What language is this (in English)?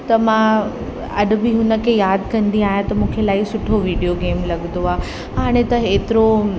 Sindhi